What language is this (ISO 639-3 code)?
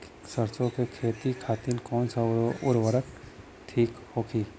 bho